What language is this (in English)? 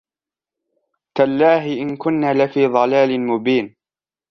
Arabic